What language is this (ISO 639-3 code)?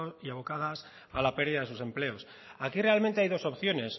spa